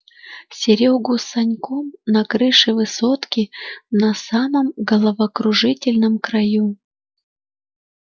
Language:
Russian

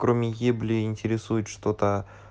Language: Russian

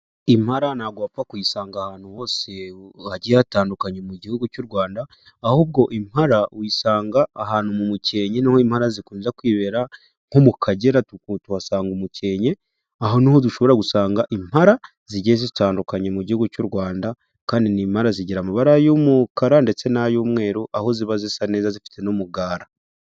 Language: Kinyarwanda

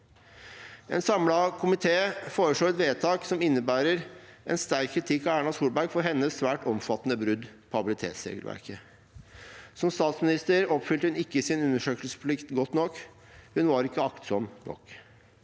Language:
Norwegian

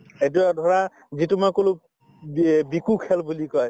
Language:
Assamese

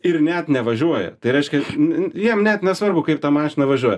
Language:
Lithuanian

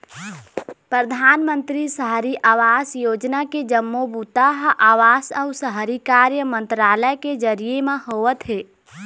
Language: Chhattisgarhi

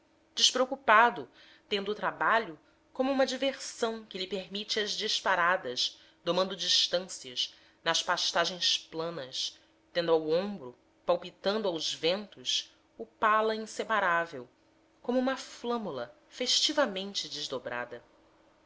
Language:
Portuguese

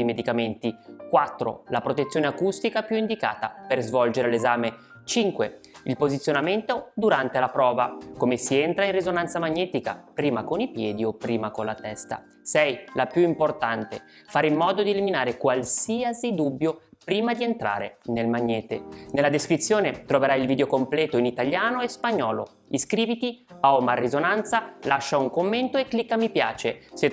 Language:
Italian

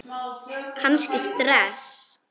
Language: Icelandic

